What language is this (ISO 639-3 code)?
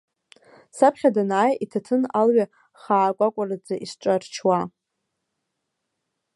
abk